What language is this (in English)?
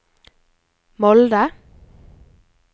Norwegian